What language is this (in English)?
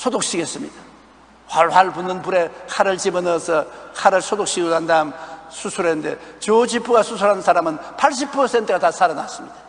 Korean